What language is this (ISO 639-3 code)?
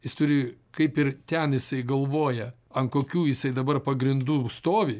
lit